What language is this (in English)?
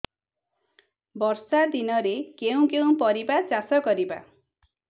Odia